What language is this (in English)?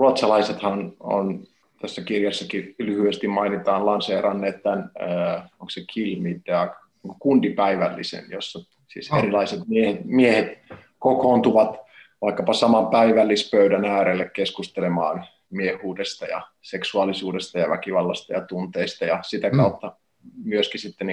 Finnish